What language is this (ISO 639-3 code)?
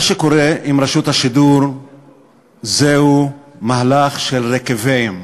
heb